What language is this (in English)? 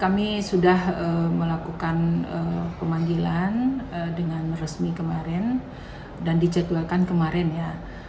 Indonesian